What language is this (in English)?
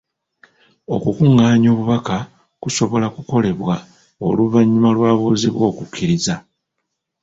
Ganda